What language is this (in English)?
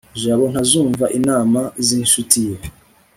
Kinyarwanda